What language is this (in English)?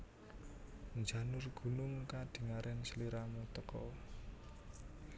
Javanese